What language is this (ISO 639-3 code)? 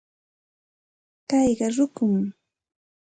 qxt